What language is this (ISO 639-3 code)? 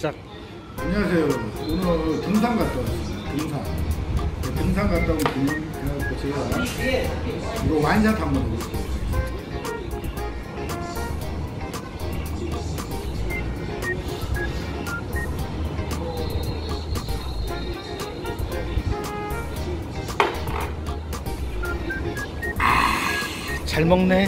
kor